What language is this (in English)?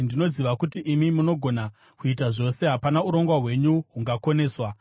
Shona